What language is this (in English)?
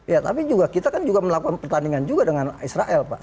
Indonesian